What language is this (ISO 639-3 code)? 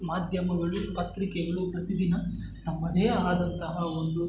kan